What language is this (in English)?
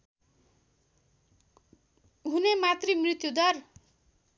Nepali